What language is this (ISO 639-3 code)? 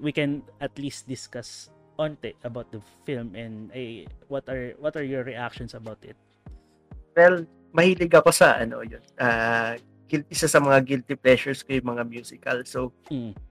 fil